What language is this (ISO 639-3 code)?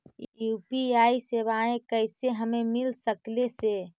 mag